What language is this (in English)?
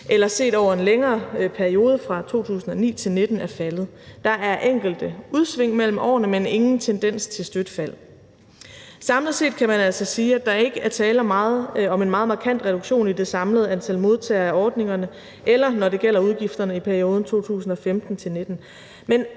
Danish